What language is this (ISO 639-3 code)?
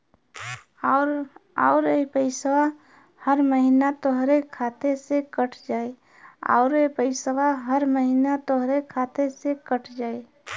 bho